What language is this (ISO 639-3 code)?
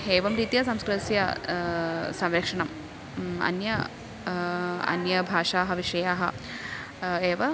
san